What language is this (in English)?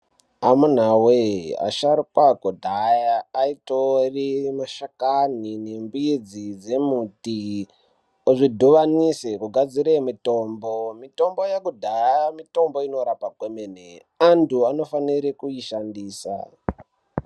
Ndau